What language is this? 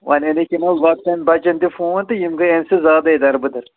Kashmiri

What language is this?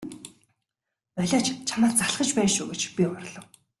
Mongolian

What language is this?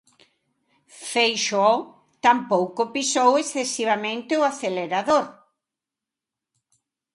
Galician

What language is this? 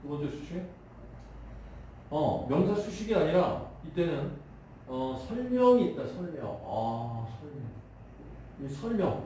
Korean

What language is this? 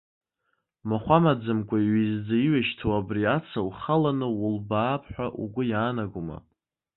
Abkhazian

